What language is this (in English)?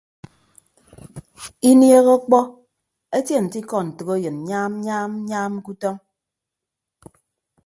Ibibio